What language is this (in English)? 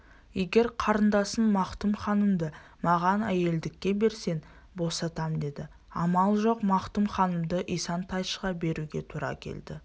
Kazakh